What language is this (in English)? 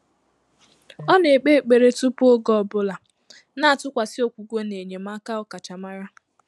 Igbo